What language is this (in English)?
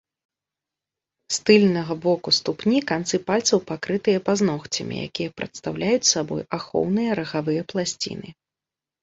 Belarusian